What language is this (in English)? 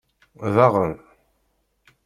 Kabyle